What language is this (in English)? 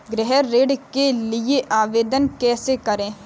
Hindi